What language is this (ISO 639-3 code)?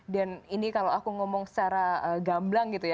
ind